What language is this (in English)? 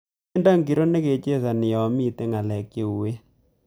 Kalenjin